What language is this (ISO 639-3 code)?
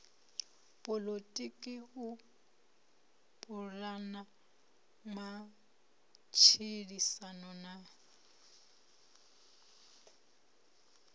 ven